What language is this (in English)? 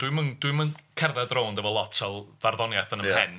Welsh